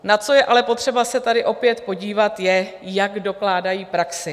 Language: Czech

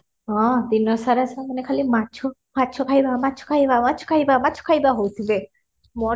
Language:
Odia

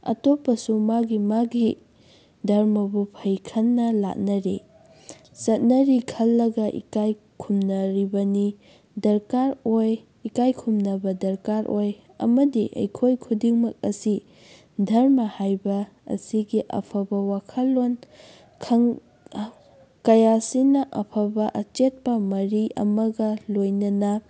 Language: Manipuri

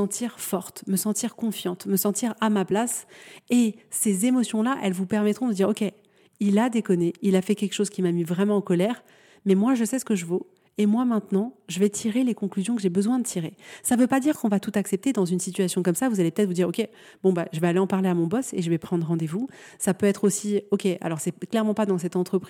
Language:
French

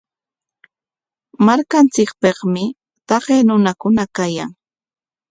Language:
Corongo Ancash Quechua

